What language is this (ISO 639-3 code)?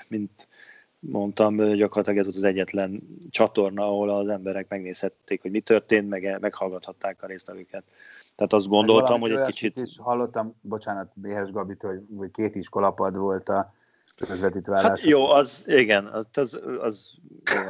hun